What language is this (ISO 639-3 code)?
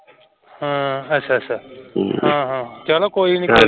pan